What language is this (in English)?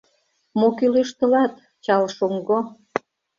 Mari